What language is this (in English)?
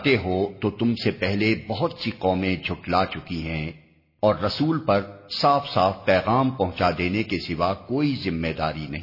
Urdu